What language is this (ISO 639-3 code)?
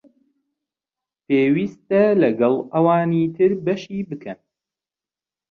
ckb